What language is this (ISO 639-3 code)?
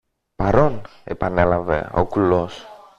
ell